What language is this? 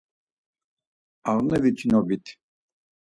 Laz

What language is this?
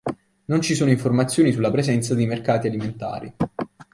Italian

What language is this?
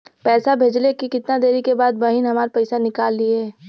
Bhojpuri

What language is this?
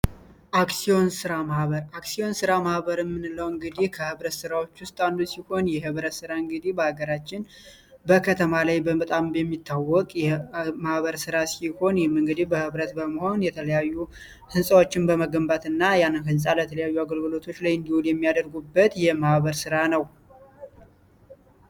Amharic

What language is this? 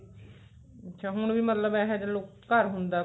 Punjabi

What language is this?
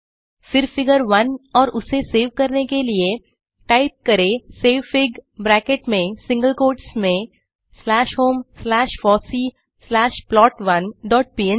Hindi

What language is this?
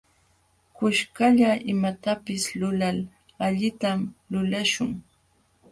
Jauja Wanca Quechua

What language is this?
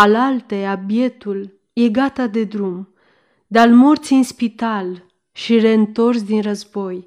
Romanian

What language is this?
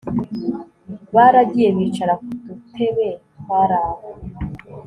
Kinyarwanda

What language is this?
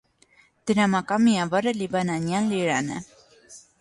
Armenian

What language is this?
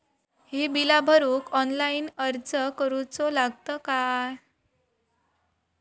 Marathi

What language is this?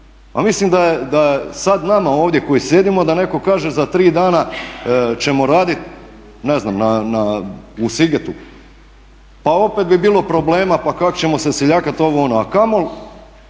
Croatian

